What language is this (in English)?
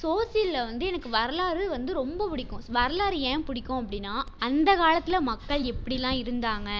Tamil